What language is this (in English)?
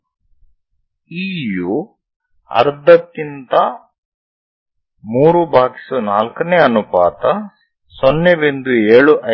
Kannada